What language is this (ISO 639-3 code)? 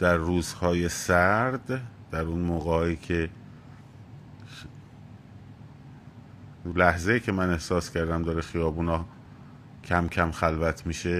fas